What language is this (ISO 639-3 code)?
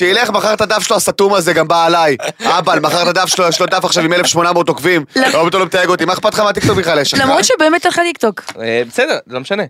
heb